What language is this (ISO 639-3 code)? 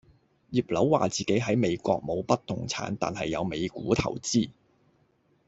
yue